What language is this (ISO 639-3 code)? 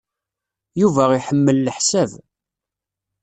kab